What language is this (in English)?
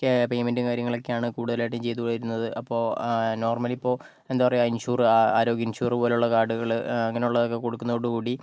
Malayalam